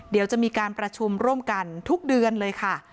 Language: Thai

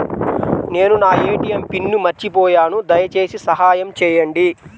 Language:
Telugu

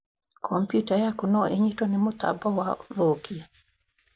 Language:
Kikuyu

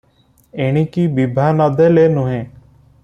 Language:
Odia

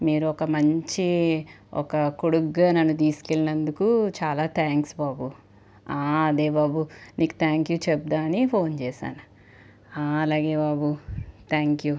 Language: Telugu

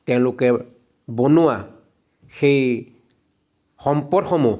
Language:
Assamese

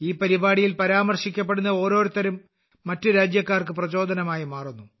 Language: Malayalam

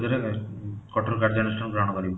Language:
Odia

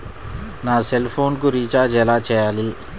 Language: Telugu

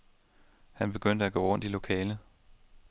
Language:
Danish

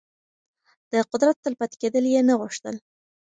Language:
Pashto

